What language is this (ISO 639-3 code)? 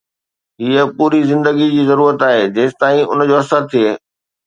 snd